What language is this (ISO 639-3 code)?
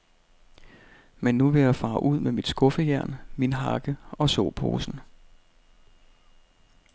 dan